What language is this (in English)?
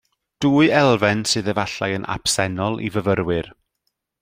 Welsh